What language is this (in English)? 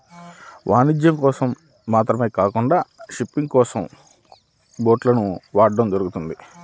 Telugu